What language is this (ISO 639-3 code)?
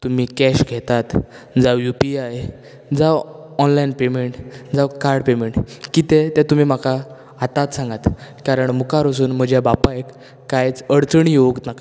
kok